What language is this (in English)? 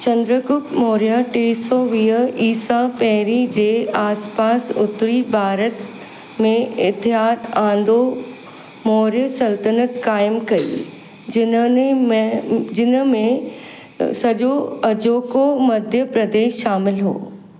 Sindhi